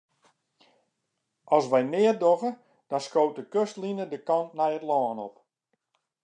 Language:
Western Frisian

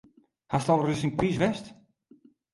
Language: Western Frisian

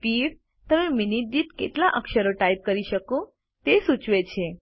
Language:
Gujarati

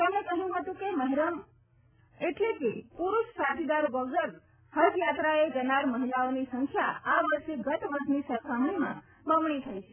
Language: Gujarati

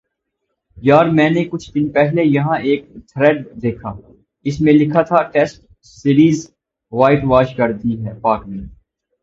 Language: Urdu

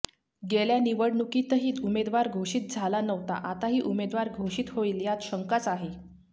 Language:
Marathi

